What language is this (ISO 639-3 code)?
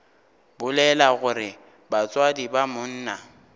nso